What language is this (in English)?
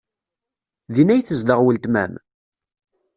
Kabyle